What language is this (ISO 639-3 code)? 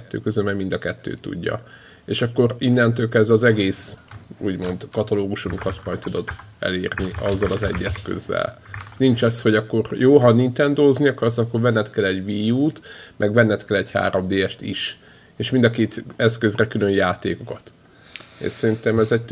hun